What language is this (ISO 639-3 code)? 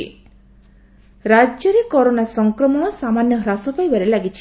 ori